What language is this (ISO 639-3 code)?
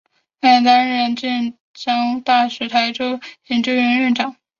zho